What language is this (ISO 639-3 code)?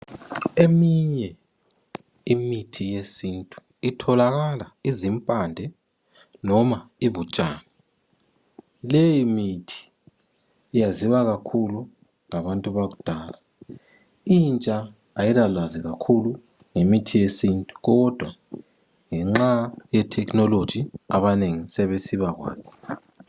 nde